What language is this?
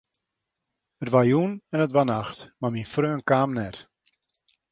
Western Frisian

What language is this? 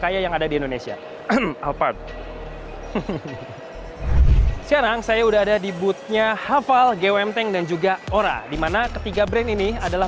Indonesian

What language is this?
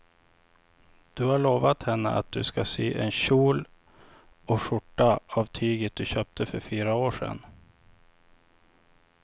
Swedish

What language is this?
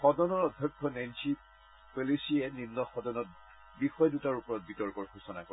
Assamese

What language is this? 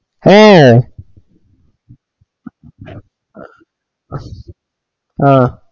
Malayalam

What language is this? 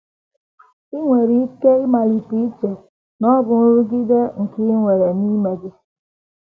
Igbo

